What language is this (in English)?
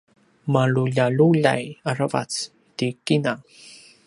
Paiwan